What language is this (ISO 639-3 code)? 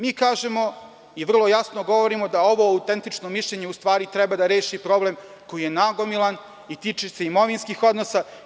srp